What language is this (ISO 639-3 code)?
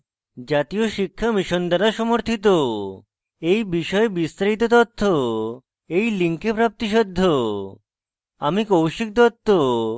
ben